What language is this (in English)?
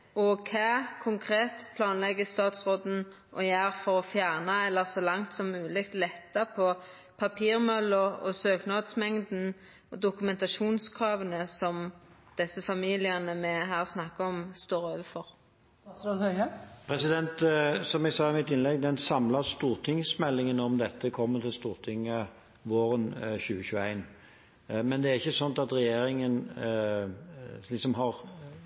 Norwegian